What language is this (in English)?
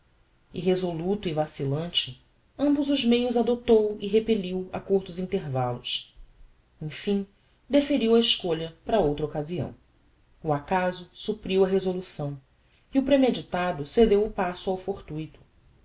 Portuguese